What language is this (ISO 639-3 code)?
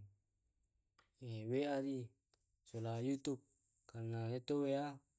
rob